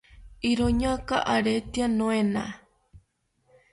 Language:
South Ucayali Ashéninka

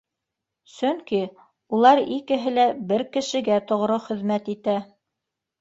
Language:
Bashkir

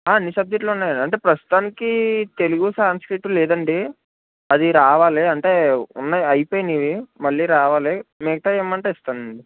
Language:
Telugu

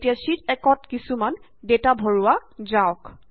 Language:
Assamese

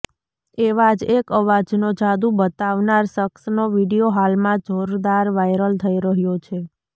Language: Gujarati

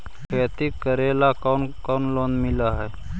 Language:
Magahi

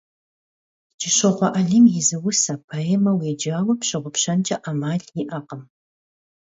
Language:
Kabardian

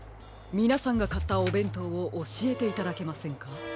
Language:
Japanese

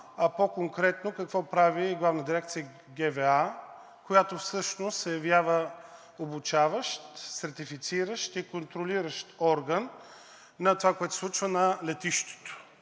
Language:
Bulgarian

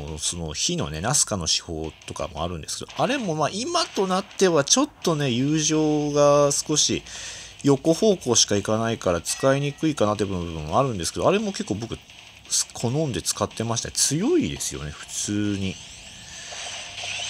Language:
Japanese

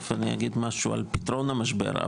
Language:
Hebrew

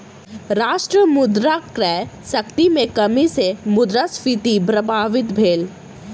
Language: Maithili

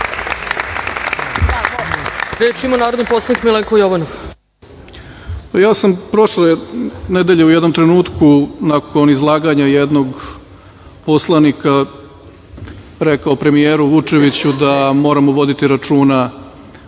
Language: Serbian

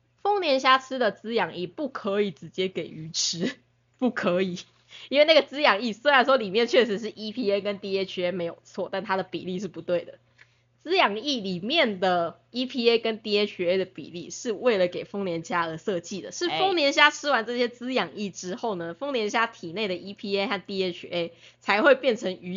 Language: Chinese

